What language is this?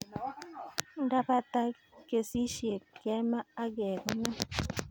Kalenjin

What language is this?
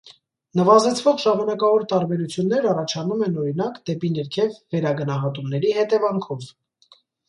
Armenian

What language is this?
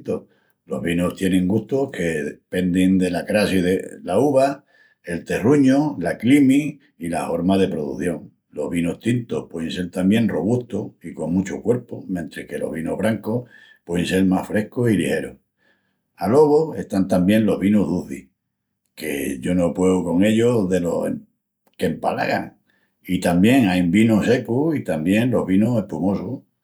Extremaduran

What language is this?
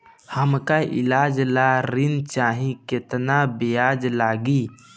Bhojpuri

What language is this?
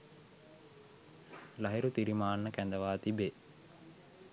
Sinhala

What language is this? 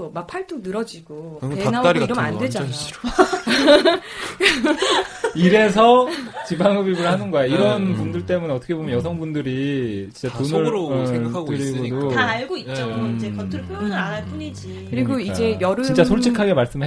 Korean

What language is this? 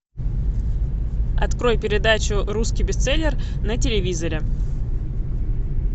Russian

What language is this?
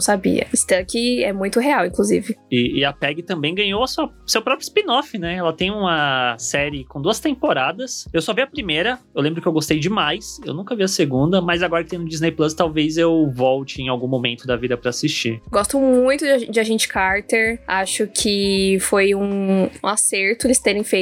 Portuguese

